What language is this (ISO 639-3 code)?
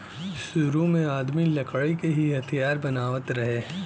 bho